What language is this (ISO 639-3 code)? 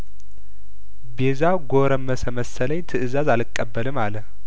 amh